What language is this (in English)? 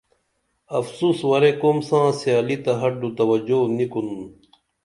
Dameli